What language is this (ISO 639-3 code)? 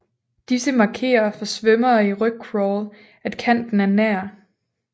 dan